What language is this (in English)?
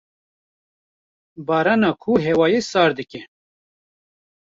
Kurdish